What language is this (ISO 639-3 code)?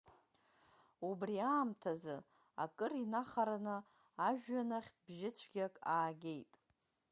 abk